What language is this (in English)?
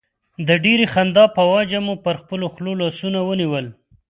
Pashto